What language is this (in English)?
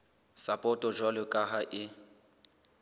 Southern Sotho